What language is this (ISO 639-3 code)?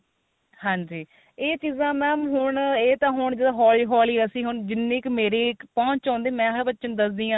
pan